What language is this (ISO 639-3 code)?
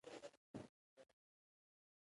pus